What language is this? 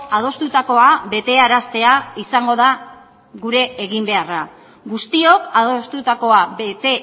Basque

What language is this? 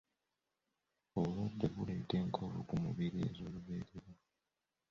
Ganda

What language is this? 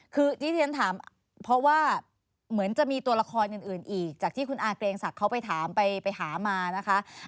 Thai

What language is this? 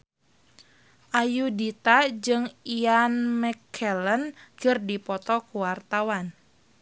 Sundanese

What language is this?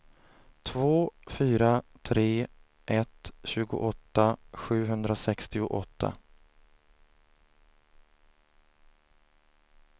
Swedish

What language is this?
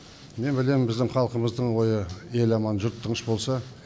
Kazakh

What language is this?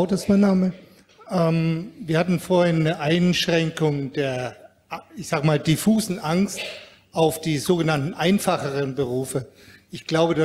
German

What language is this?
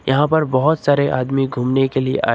Hindi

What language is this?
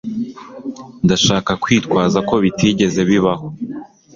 Kinyarwanda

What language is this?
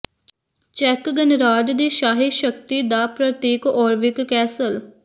Punjabi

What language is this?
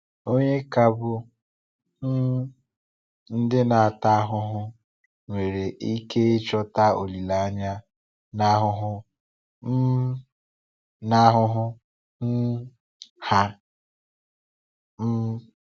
Igbo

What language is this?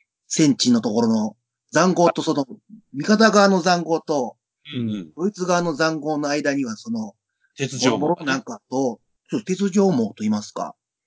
Japanese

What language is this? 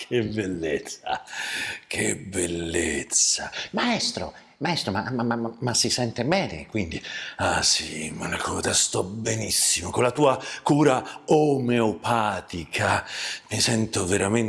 Italian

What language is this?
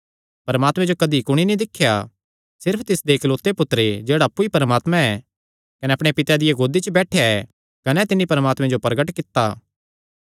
Kangri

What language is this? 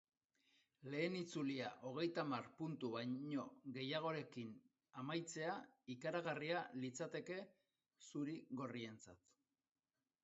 Basque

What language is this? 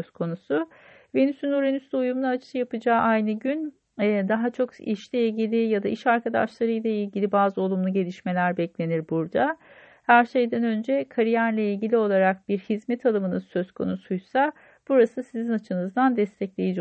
Turkish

